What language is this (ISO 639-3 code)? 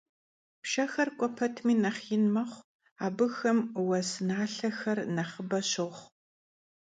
kbd